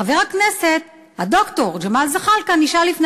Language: Hebrew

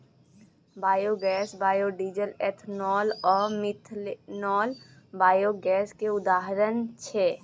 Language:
Maithili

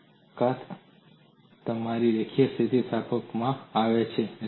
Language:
Gujarati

